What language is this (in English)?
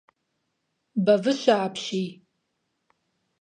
Kabardian